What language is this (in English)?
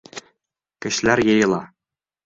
Bashkir